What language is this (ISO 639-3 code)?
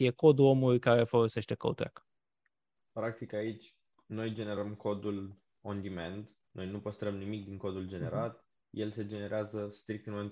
ron